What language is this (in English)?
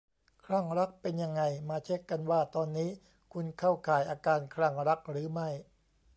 Thai